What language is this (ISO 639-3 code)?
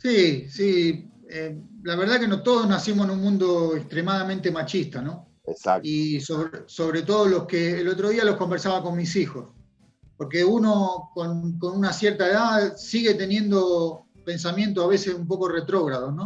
spa